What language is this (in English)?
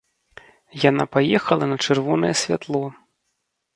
Belarusian